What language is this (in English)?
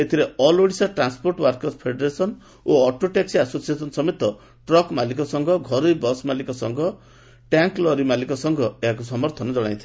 Odia